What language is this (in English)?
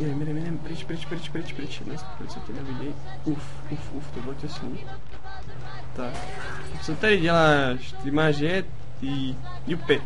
Czech